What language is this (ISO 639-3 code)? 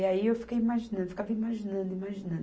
por